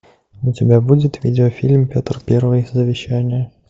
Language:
Russian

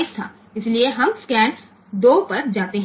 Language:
Gujarati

